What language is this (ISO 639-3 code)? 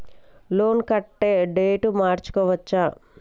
tel